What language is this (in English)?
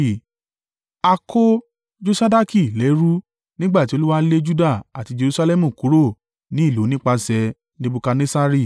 Yoruba